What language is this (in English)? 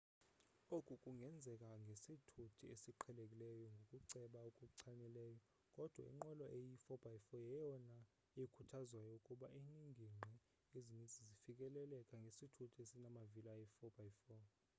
Xhosa